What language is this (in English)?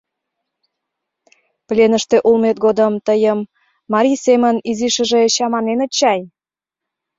Mari